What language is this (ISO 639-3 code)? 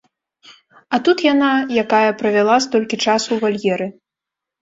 bel